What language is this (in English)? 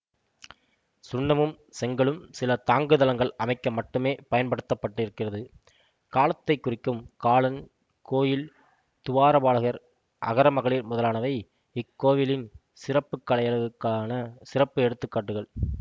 Tamil